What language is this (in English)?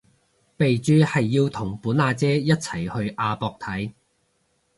Cantonese